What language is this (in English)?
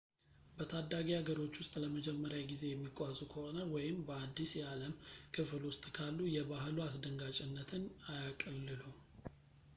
Amharic